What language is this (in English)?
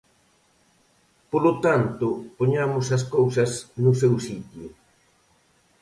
Galician